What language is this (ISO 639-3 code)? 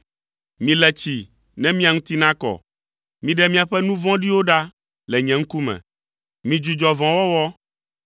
ewe